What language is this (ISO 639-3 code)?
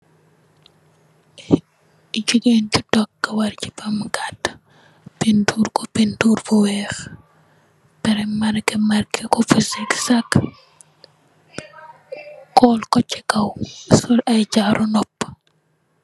wol